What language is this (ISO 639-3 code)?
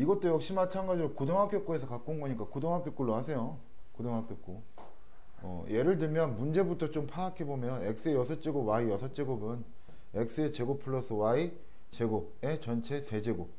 kor